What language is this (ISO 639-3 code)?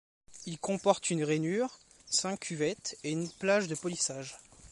fra